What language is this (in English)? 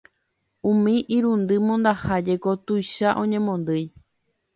Guarani